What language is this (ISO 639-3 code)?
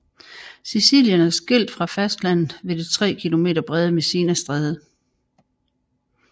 dan